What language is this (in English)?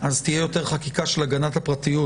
Hebrew